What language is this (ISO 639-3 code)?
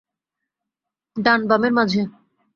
ben